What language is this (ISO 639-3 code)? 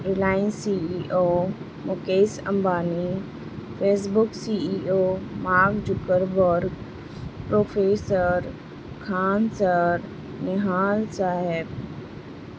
urd